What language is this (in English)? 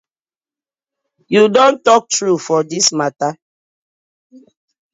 Nigerian Pidgin